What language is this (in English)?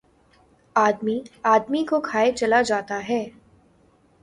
Urdu